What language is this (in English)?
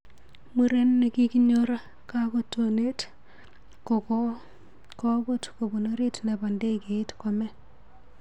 Kalenjin